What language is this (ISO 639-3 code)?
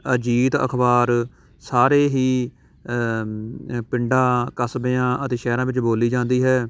pan